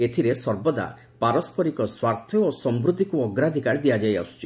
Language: Odia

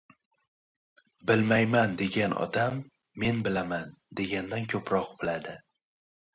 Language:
Uzbek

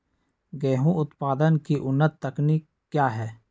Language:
Magahi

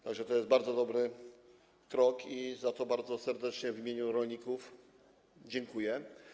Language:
Polish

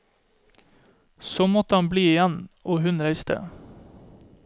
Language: Norwegian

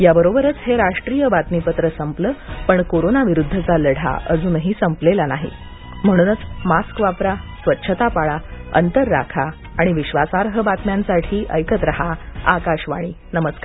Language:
Marathi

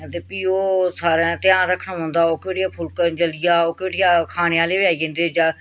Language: Dogri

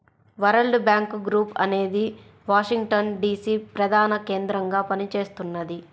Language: Telugu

